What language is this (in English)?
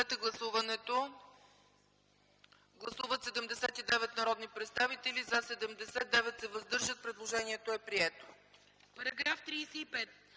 Bulgarian